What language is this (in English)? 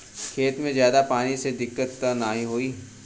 Bhojpuri